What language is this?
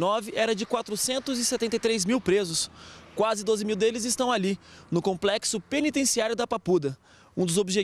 Portuguese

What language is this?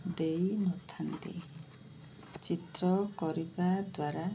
Odia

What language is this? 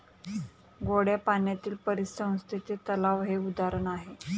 Marathi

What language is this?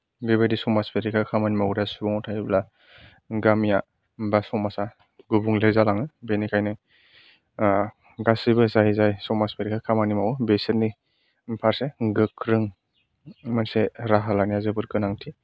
Bodo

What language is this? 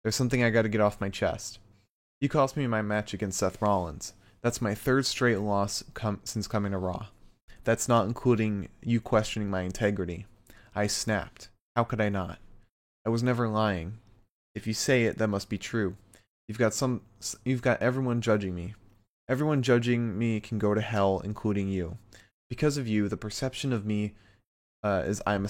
English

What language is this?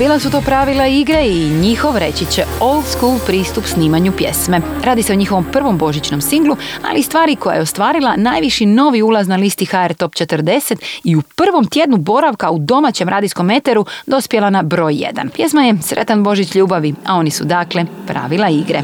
Croatian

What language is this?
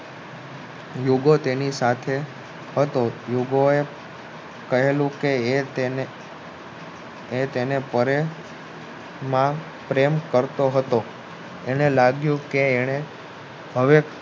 Gujarati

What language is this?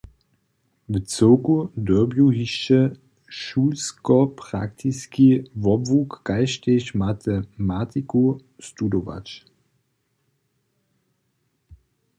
Upper Sorbian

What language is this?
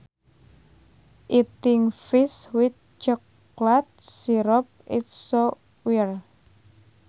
Sundanese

